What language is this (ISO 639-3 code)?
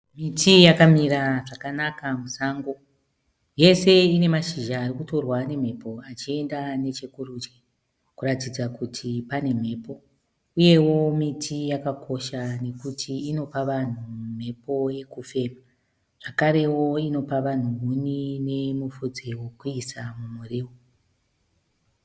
sna